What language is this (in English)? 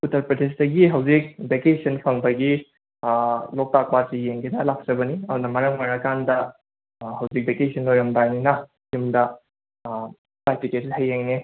Manipuri